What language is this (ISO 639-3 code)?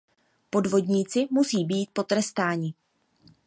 ces